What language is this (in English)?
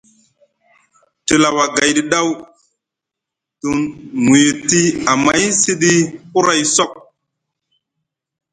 Musgu